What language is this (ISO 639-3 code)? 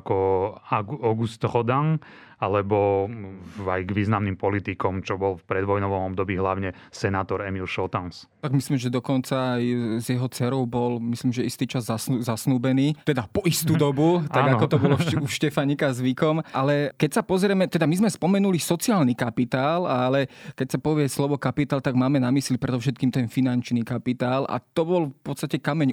slk